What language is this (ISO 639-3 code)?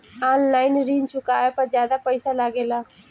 bho